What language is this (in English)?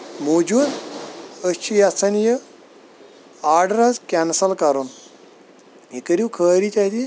Kashmiri